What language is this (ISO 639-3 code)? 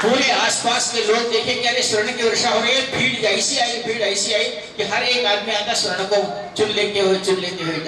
hin